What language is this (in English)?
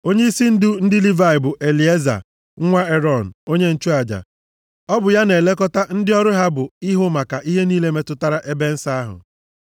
Igbo